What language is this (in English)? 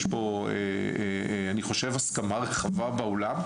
Hebrew